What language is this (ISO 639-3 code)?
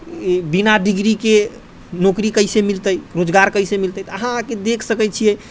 mai